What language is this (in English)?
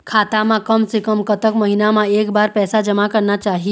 Chhattisgarhi